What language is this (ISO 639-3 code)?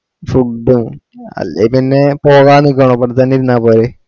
mal